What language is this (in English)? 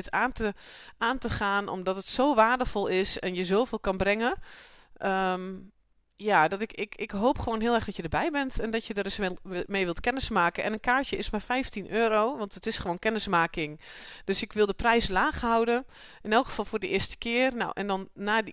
Dutch